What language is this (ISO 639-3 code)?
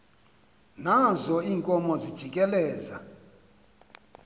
xho